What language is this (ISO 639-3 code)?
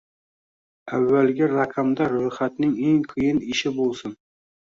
uzb